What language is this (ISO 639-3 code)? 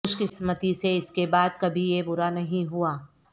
urd